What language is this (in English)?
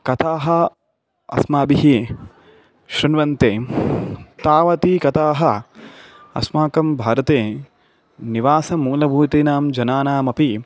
Sanskrit